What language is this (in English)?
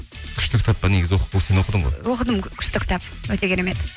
Kazakh